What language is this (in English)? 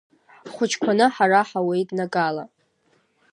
Abkhazian